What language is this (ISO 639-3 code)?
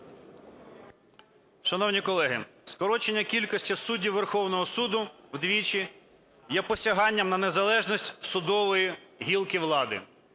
ukr